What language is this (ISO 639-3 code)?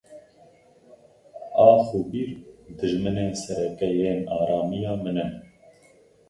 kur